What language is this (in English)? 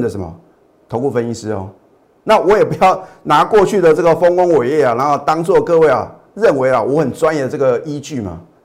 Chinese